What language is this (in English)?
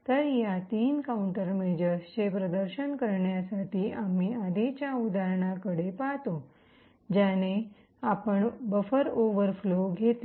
Marathi